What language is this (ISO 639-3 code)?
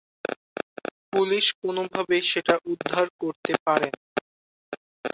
ben